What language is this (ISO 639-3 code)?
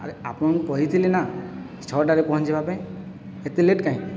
ori